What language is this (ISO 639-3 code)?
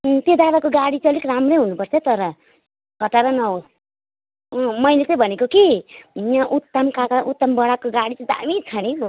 nep